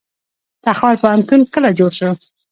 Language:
Pashto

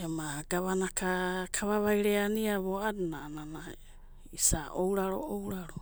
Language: Abadi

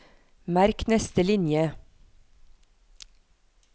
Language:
Norwegian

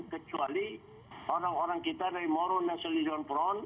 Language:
Indonesian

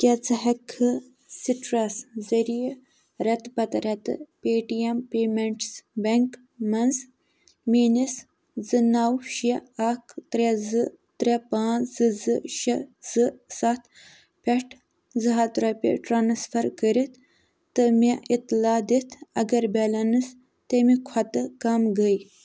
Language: Kashmiri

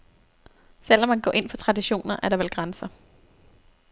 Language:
Danish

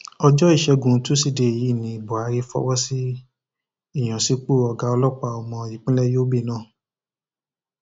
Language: Yoruba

